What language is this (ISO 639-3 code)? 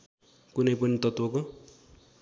nep